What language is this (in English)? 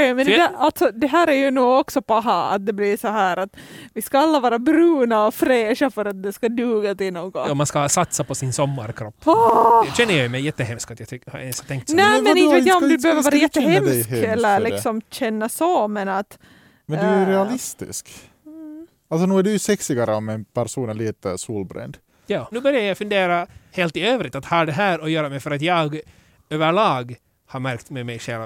Swedish